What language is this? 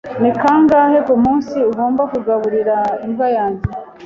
Kinyarwanda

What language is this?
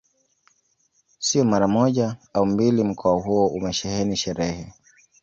Swahili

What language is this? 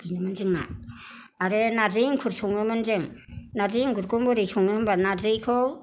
Bodo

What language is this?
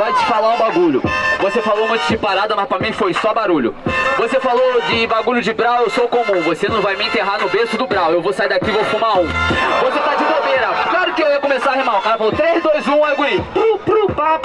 Portuguese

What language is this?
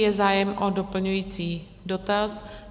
Czech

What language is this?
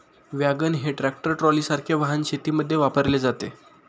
Marathi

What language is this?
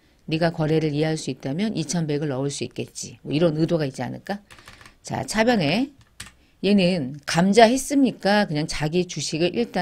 Korean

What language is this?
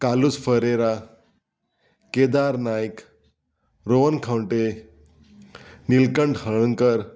Konkani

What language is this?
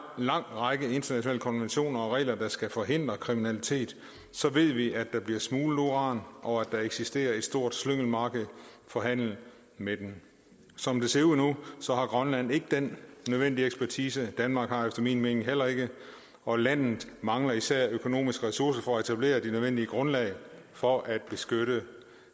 Danish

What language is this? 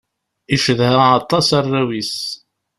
Kabyle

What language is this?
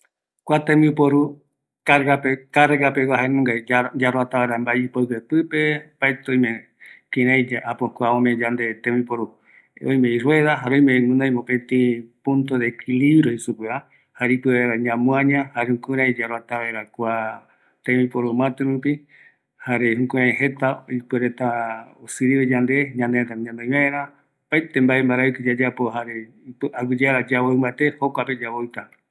Eastern Bolivian Guaraní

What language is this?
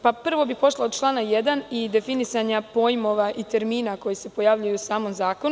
Serbian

